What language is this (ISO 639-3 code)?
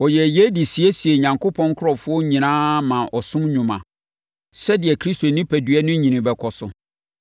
aka